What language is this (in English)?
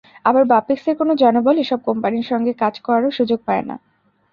Bangla